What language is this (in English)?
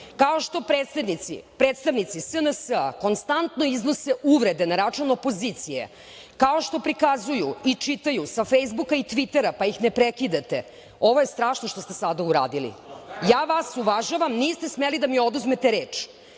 Serbian